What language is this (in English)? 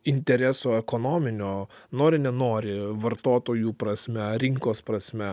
Lithuanian